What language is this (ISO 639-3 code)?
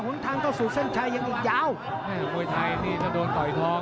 tha